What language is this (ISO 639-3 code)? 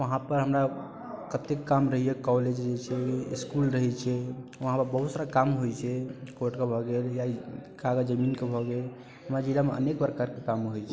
mai